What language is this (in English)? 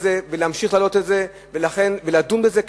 Hebrew